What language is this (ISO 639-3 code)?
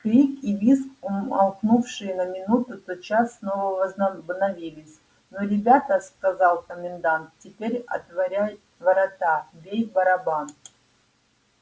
rus